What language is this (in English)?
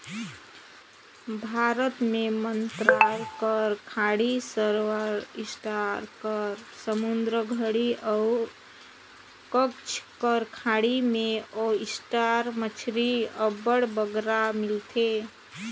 Chhattisgarhi